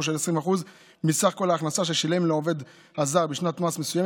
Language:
Hebrew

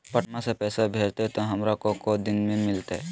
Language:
Magahi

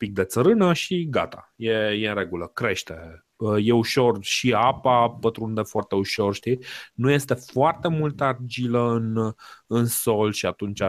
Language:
Romanian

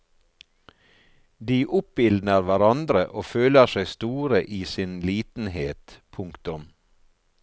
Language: Norwegian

